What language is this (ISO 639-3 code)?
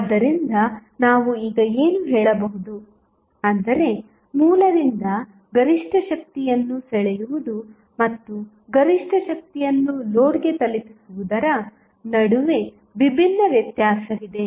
kan